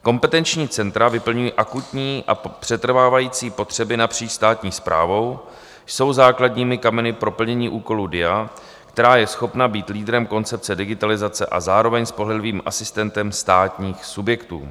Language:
Czech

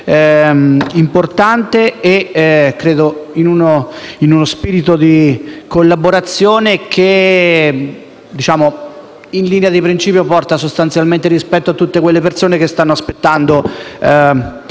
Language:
Italian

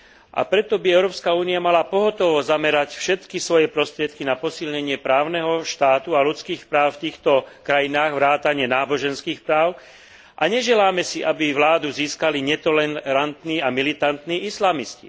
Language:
Slovak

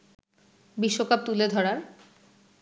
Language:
Bangla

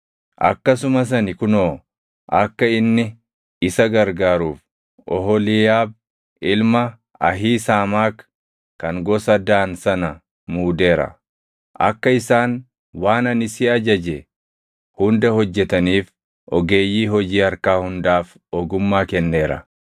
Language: Oromo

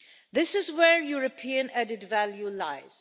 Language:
English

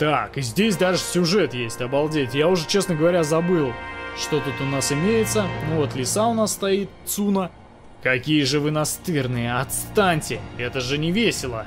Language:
Russian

